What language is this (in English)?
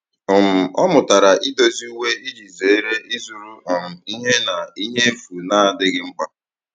Igbo